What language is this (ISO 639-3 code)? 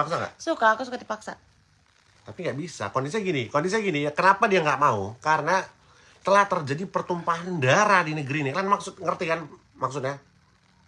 ind